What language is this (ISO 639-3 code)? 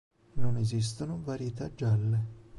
ita